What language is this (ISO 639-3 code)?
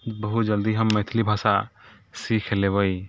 mai